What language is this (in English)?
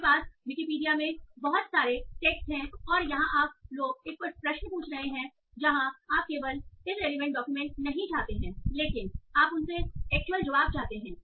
Hindi